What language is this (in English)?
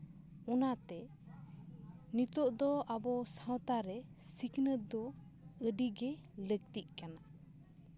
Santali